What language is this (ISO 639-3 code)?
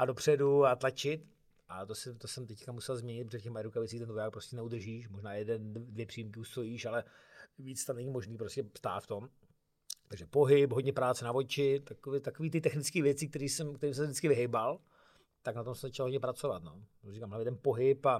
ces